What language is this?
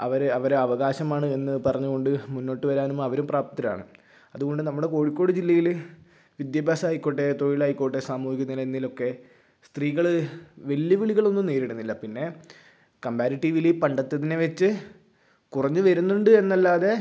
Malayalam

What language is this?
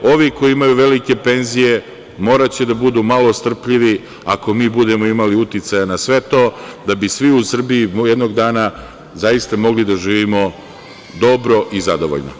Serbian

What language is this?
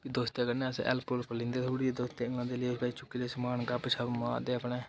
Dogri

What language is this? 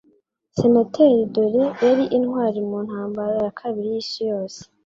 Kinyarwanda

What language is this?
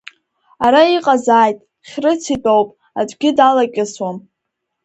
Abkhazian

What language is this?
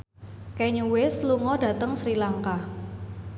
Javanese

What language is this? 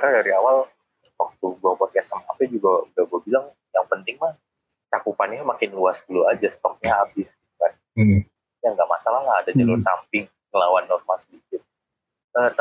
Indonesian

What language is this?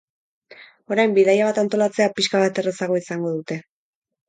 Basque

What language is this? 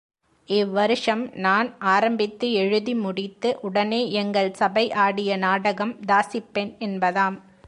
Tamil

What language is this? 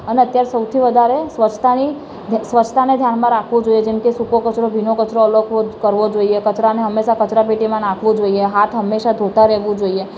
Gujarati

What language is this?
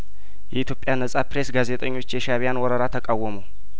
Amharic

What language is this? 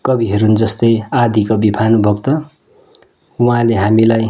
Nepali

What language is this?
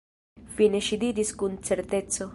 Esperanto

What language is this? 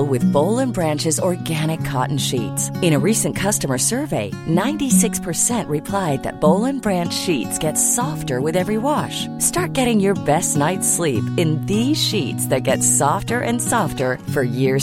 Swedish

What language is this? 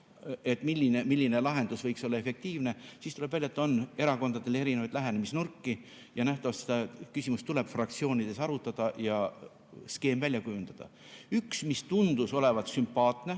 Estonian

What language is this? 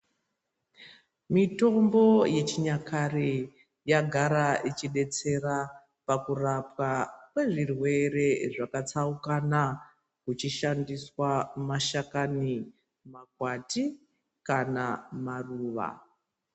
Ndau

